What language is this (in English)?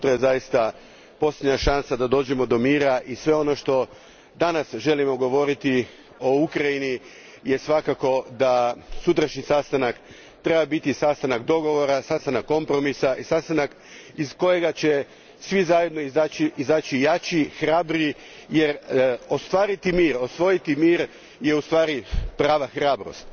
Croatian